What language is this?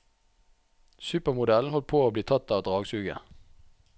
Norwegian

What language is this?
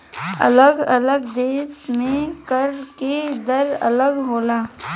Bhojpuri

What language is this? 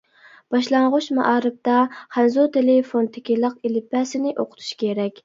Uyghur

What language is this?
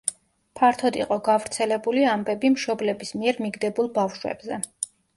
Georgian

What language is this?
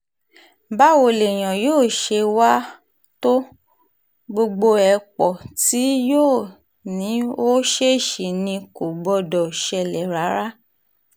Yoruba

